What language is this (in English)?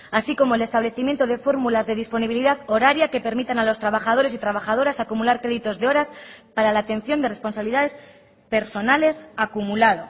Spanish